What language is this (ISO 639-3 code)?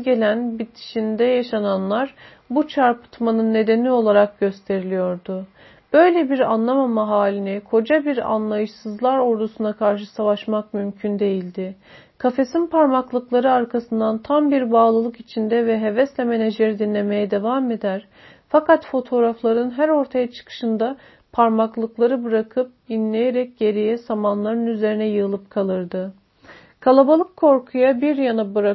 tur